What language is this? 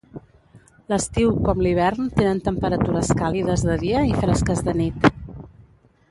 Catalan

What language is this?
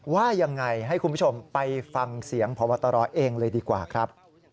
Thai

